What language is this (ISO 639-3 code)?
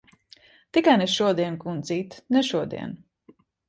lav